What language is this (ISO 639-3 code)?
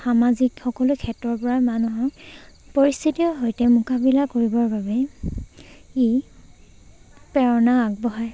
asm